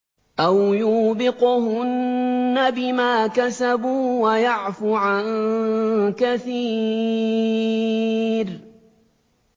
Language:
Arabic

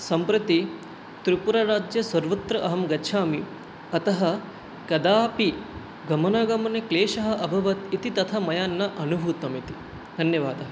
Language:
Sanskrit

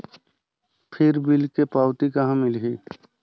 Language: Chhattisgarhi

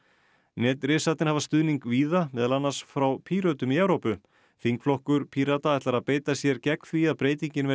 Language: Icelandic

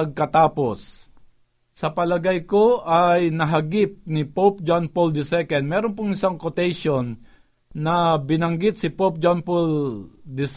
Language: Filipino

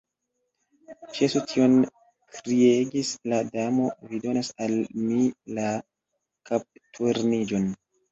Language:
Esperanto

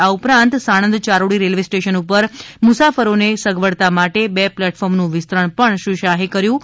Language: Gujarati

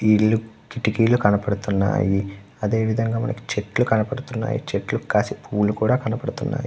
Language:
Telugu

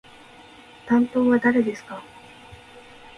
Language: Japanese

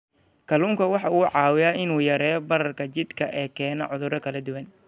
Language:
Somali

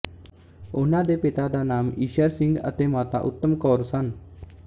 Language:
Punjabi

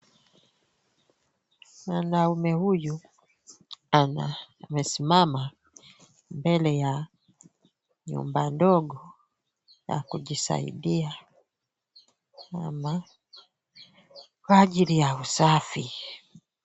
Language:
Swahili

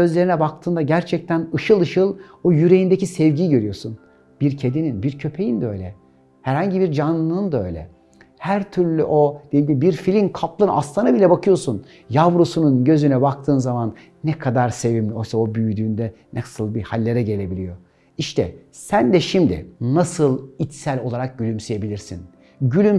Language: Turkish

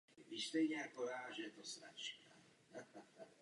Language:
Czech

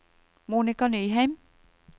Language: Norwegian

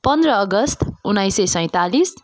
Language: Nepali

